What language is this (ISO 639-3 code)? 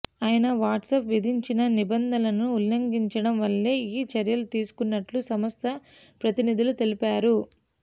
tel